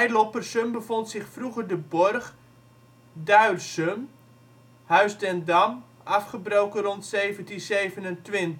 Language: Dutch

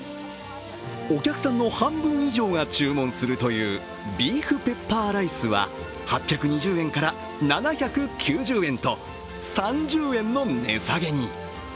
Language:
Japanese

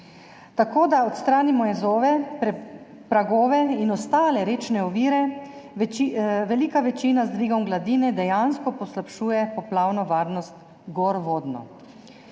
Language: Slovenian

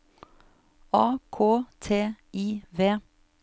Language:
Norwegian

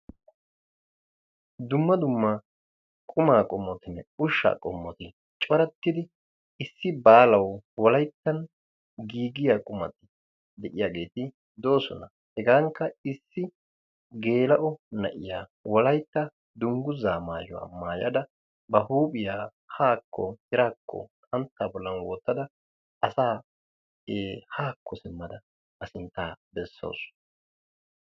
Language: Wolaytta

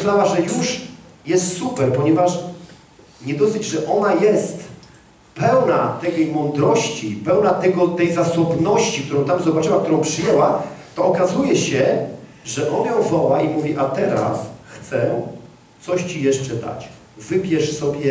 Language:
Polish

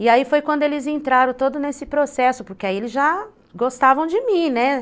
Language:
Portuguese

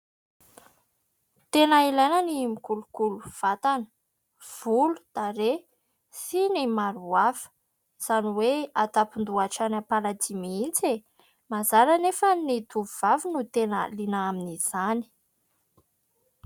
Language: Malagasy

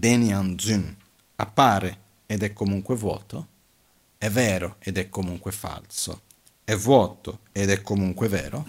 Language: Italian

